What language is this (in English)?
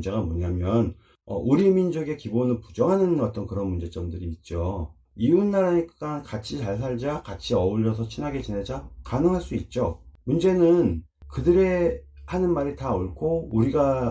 Korean